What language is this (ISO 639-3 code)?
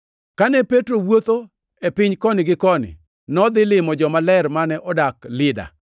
luo